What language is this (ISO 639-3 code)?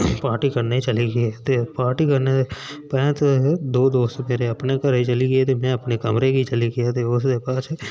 doi